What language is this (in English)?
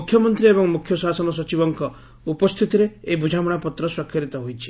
Odia